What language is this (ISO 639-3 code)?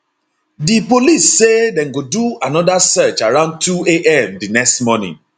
pcm